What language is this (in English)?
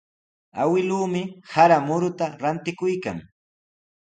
Sihuas Ancash Quechua